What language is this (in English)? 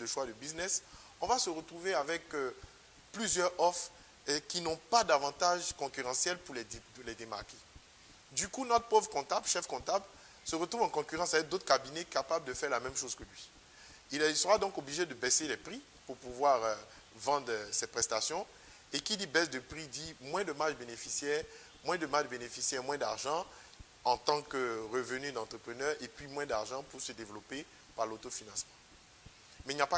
French